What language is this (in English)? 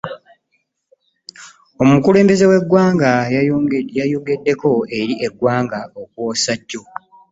Ganda